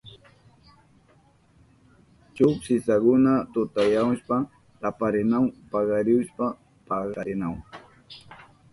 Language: Southern Pastaza Quechua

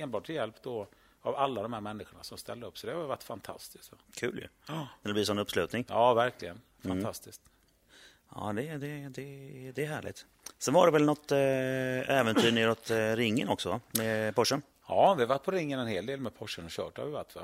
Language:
Swedish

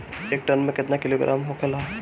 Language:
Bhojpuri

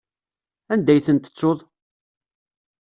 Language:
Kabyle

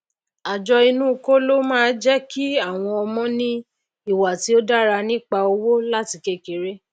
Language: Yoruba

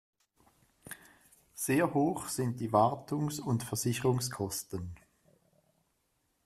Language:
German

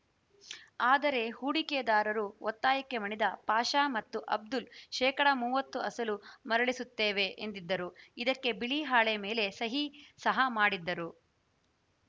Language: Kannada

